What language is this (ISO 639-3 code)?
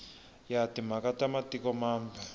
tso